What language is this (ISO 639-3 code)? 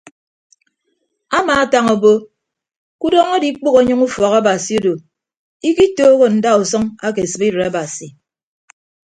ibb